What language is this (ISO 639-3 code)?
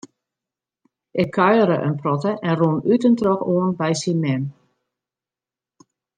fry